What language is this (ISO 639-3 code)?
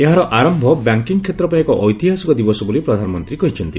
ori